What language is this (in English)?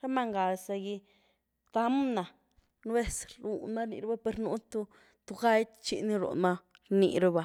Güilá Zapotec